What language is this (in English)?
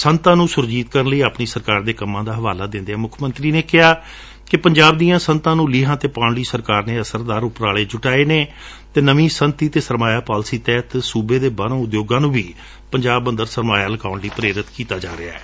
Punjabi